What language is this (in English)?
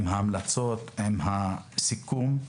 Hebrew